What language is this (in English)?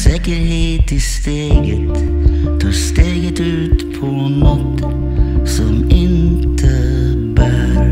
Swedish